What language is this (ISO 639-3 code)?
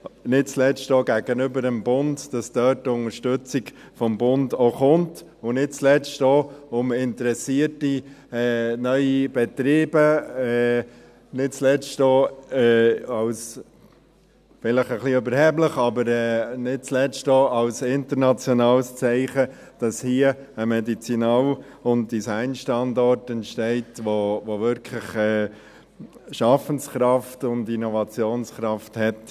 gsw